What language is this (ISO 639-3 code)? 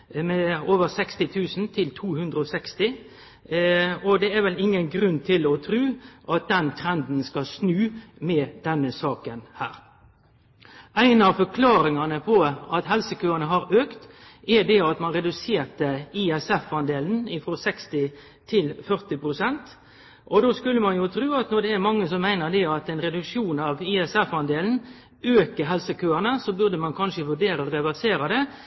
nno